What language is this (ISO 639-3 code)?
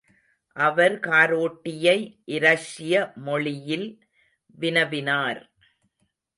tam